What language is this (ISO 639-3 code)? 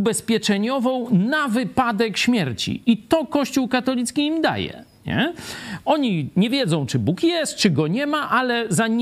pol